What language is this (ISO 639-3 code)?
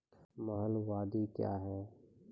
mai